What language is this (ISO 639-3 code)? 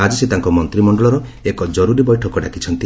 ori